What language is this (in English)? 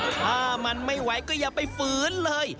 Thai